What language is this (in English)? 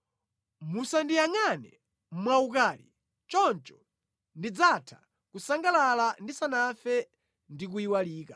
Nyanja